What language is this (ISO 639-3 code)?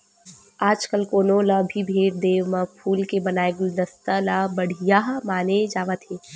hne